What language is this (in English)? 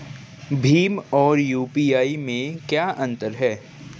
Hindi